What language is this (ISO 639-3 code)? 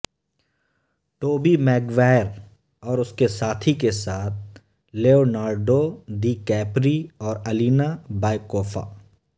urd